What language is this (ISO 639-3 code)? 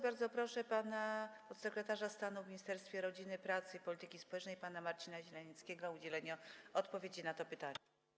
pol